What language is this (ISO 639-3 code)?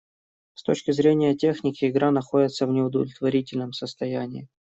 rus